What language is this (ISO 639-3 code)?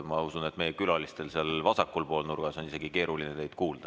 est